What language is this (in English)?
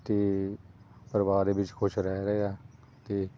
Punjabi